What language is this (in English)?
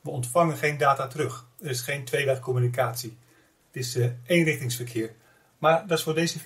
Dutch